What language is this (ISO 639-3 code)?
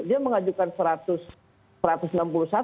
ind